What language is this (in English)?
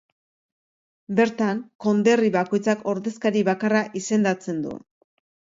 Basque